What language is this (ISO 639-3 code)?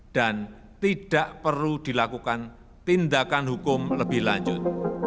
ind